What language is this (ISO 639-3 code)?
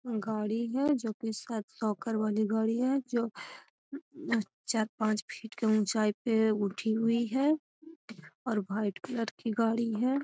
mag